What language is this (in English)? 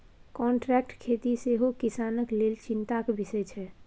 Maithili